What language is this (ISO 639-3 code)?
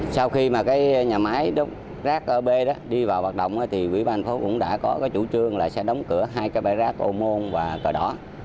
vie